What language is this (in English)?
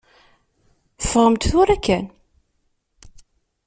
Kabyle